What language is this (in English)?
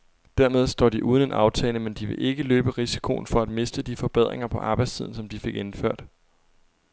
Danish